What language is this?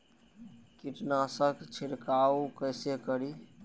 Maithili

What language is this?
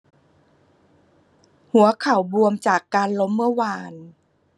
Thai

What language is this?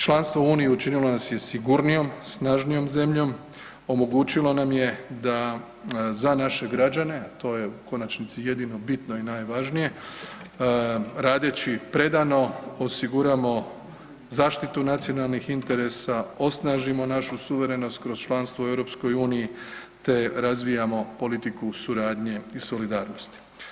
Croatian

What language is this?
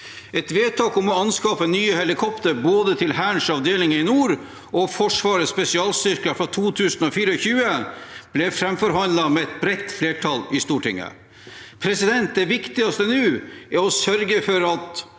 Norwegian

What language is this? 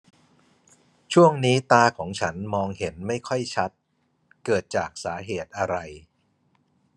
Thai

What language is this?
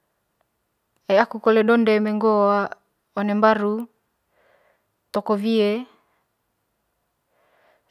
Manggarai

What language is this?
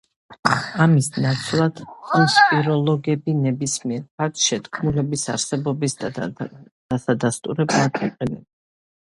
Georgian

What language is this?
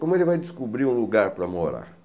Portuguese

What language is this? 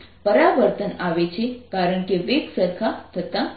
Gujarati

